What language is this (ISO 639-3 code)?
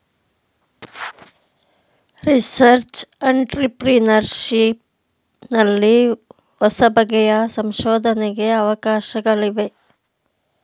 kan